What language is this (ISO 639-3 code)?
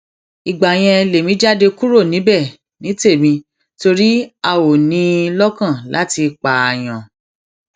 yor